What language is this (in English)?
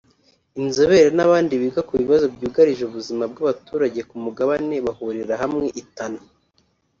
Kinyarwanda